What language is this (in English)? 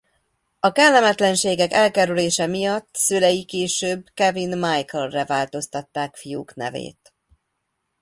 Hungarian